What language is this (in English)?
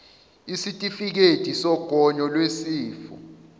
Zulu